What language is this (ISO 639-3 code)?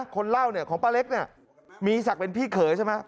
tha